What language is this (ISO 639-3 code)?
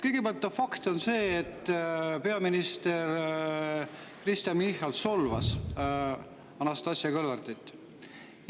est